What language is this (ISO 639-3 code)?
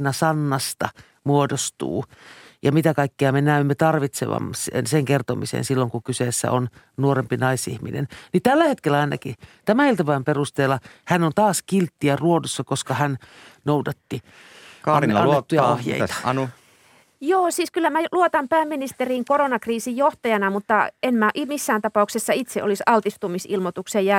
fin